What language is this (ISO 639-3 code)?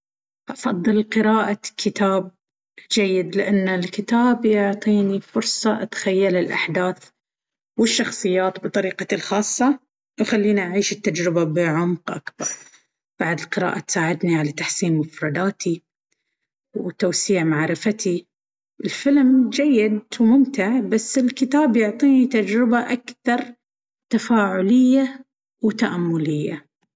abv